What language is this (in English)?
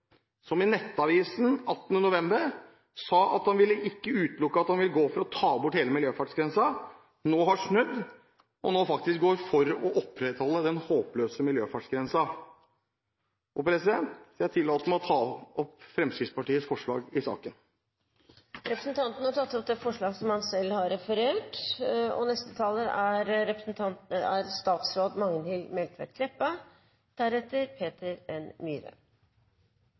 Norwegian